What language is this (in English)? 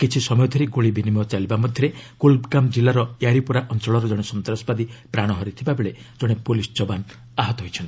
Odia